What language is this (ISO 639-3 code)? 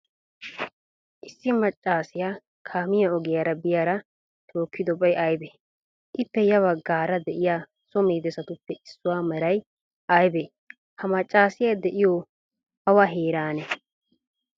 wal